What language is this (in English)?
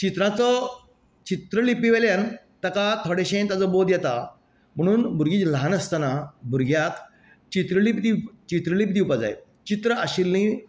Konkani